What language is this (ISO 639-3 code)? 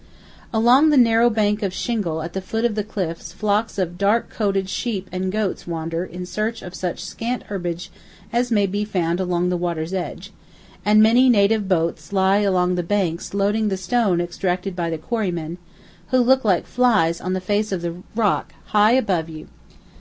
eng